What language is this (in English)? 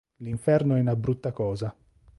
Italian